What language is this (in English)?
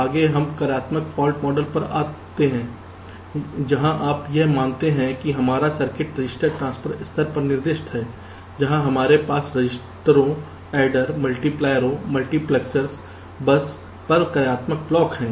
Hindi